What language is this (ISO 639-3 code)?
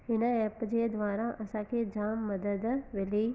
snd